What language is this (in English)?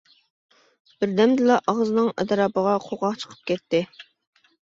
Uyghur